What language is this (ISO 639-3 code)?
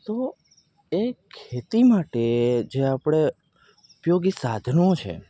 guj